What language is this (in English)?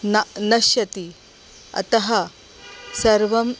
Sanskrit